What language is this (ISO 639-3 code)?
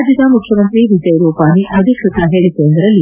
kan